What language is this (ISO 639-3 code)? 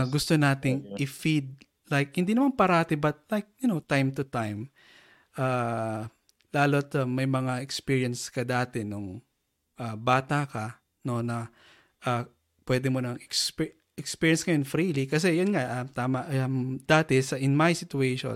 fil